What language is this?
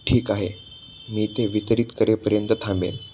Marathi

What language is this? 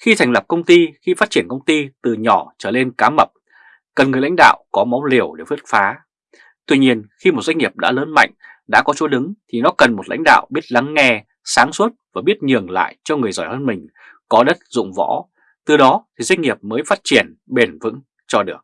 Vietnamese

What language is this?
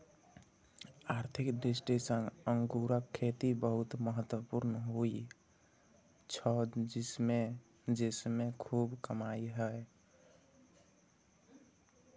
Maithili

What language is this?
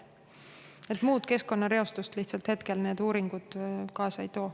Estonian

